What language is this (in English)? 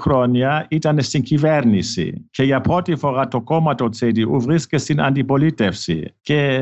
Greek